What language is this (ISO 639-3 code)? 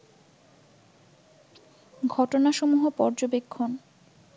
ben